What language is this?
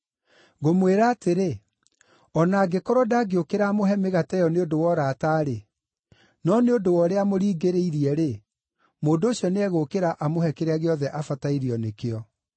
Kikuyu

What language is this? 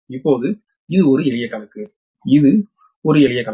Tamil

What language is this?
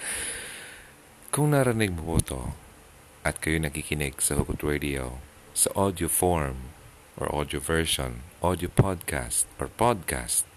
Filipino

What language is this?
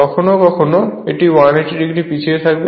Bangla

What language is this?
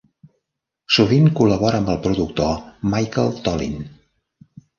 Catalan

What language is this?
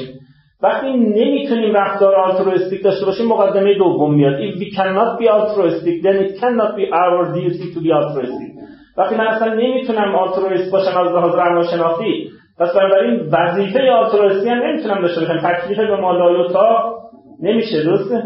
Persian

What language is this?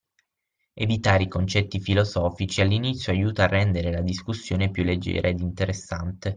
Italian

